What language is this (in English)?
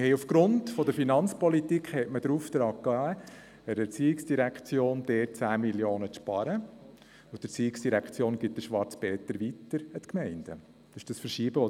Swiss German